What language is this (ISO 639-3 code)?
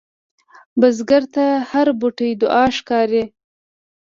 pus